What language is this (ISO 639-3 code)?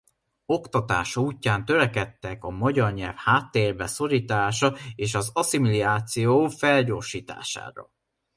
hun